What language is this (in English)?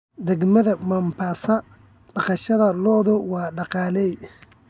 Somali